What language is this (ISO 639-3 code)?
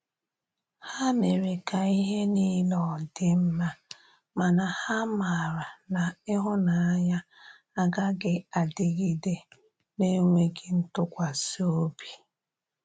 ibo